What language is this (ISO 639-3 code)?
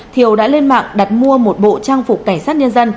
vie